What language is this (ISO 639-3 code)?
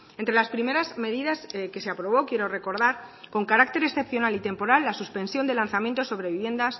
spa